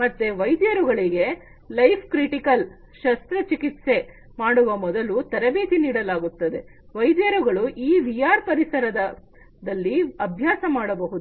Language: Kannada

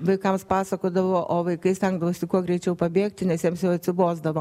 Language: Lithuanian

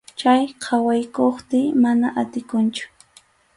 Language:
Arequipa-La Unión Quechua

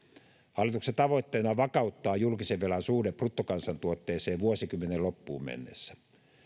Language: Finnish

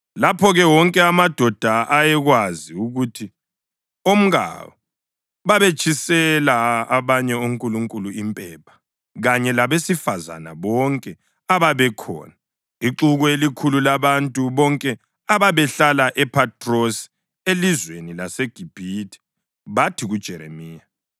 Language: North Ndebele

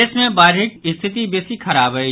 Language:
Maithili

